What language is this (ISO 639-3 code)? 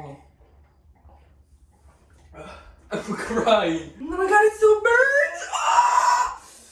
eng